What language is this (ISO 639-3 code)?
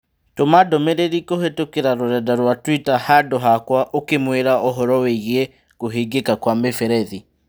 kik